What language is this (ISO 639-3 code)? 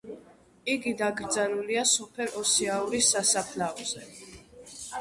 kat